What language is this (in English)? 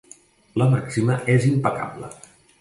Catalan